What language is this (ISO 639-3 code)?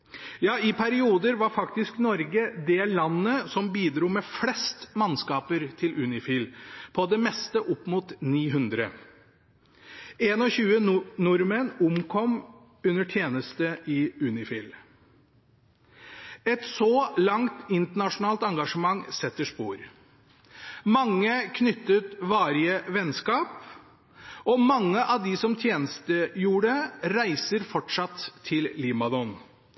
nob